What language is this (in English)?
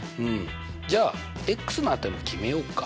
Japanese